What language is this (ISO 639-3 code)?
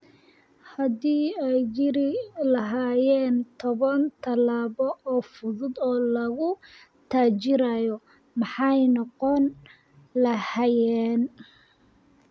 som